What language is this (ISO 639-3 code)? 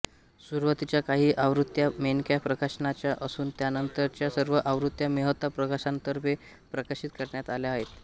mar